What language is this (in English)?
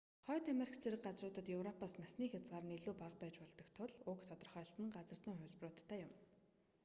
Mongolian